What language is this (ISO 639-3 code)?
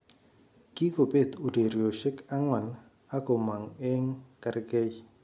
kln